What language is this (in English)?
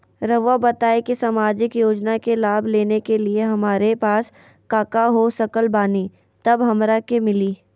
Magahi